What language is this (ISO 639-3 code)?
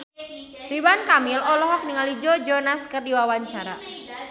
sun